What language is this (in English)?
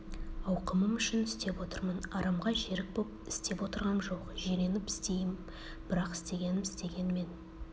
Kazakh